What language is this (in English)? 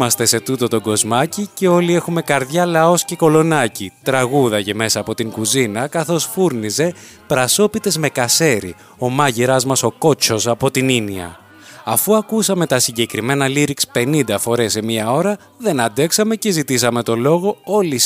Greek